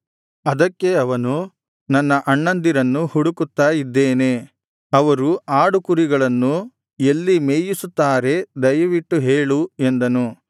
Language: Kannada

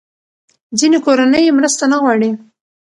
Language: Pashto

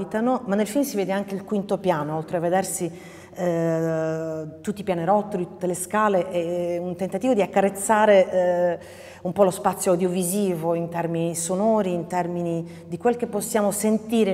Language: Italian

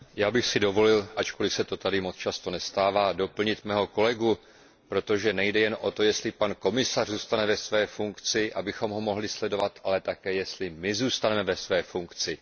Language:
Czech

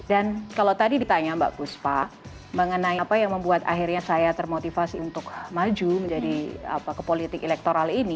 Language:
Indonesian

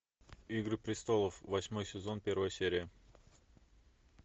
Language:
Russian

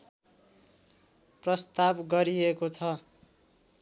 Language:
Nepali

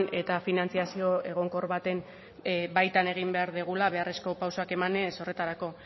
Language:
Basque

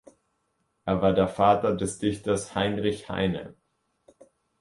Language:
German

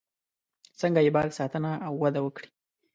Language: Pashto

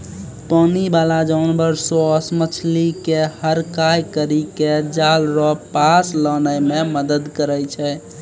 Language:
Maithili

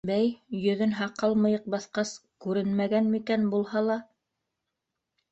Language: Bashkir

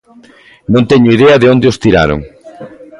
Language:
Galician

